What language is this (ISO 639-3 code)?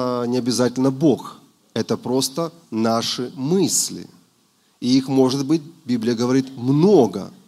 rus